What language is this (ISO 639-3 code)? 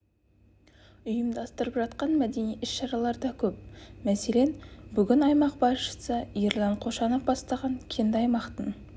kaz